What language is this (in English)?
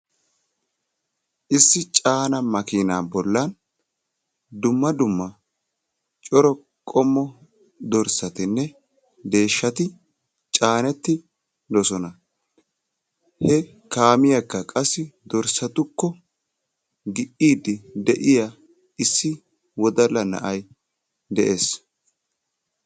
Wolaytta